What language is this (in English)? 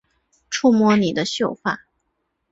Chinese